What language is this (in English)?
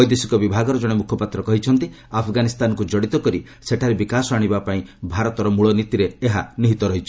Odia